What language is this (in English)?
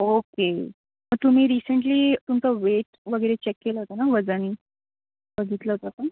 Marathi